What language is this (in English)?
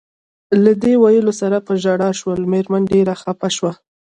Pashto